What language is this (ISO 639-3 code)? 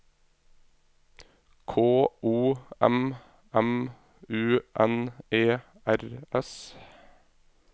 nor